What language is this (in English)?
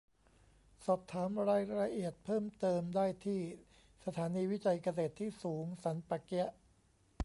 Thai